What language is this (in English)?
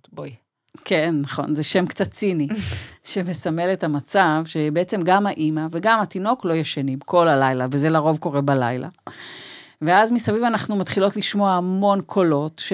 Hebrew